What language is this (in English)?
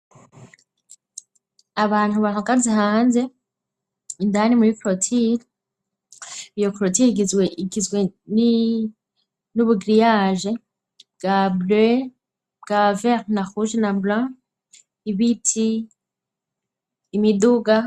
Rundi